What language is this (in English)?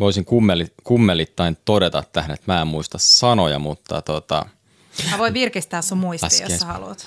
Finnish